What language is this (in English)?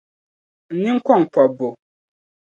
Dagbani